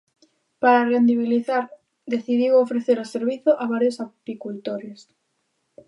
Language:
Galician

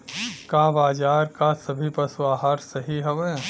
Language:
Bhojpuri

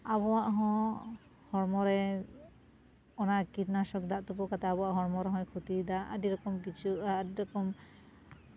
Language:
Santali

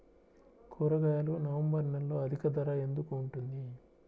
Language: Telugu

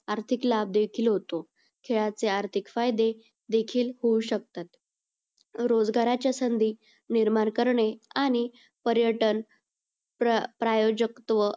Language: Marathi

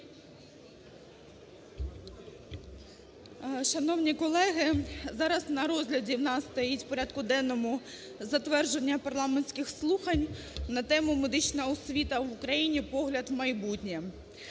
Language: Ukrainian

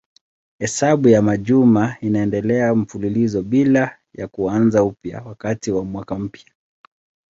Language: Swahili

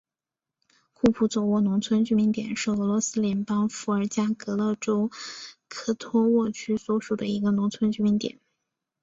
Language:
Chinese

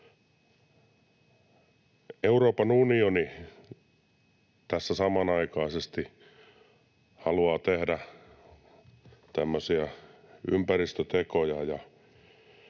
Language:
Finnish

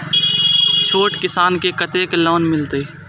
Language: Maithili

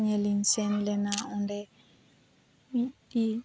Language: Santali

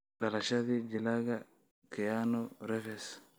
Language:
Somali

